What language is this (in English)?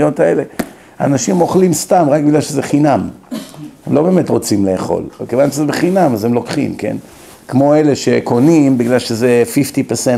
Hebrew